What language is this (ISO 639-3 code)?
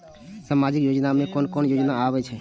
mai